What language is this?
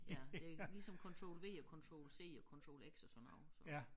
Danish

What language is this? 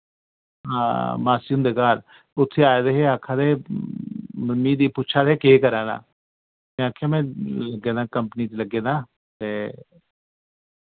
Dogri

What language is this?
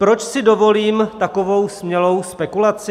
Czech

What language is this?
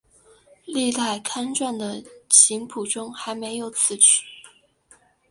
Chinese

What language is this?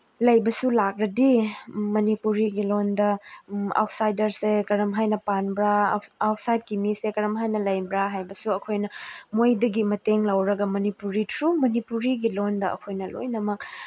Manipuri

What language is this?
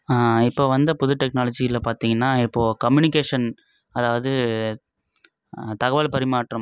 Tamil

